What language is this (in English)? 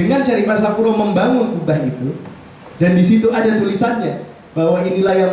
Indonesian